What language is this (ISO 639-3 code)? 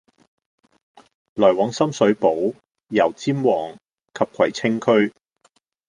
yue